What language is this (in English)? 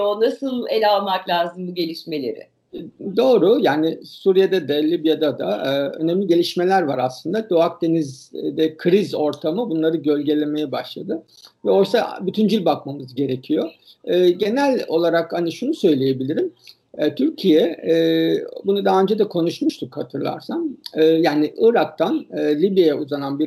Turkish